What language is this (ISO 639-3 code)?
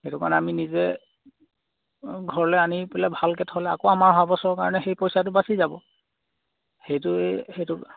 asm